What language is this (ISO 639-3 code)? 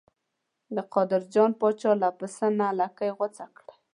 pus